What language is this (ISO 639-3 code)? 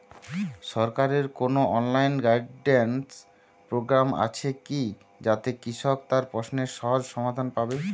ben